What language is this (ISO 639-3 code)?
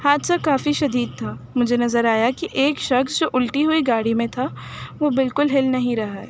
urd